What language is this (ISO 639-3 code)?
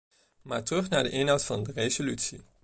nld